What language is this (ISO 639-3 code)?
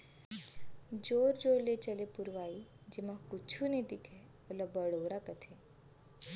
hne